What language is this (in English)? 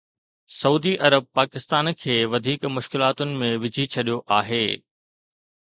Sindhi